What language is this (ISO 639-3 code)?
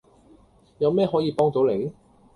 yue